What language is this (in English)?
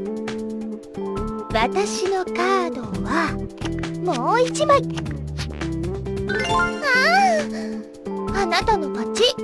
Japanese